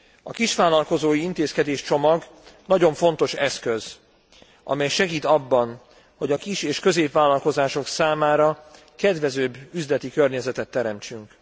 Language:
Hungarian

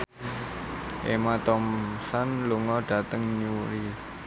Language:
Javanese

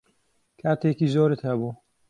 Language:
Central Kurdish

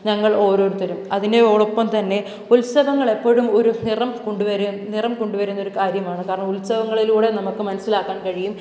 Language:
Malayalam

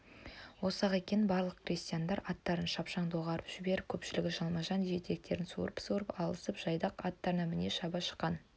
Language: Kazakh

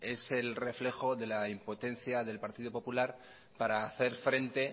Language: Spanish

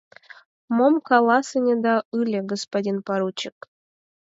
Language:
Mari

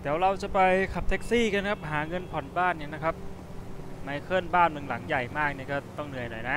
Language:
Thai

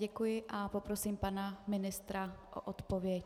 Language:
Czech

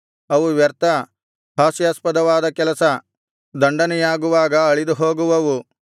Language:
Kannada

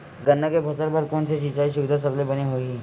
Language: Chhattisgarhi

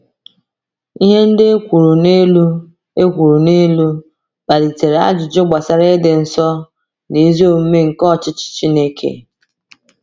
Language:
Igbo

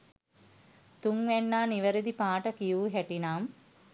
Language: Sinhala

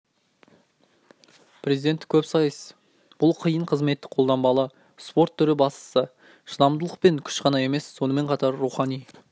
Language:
Kazakh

